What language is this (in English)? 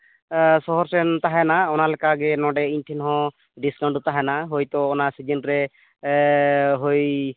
Santali